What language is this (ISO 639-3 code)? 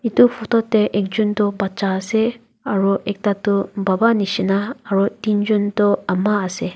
nag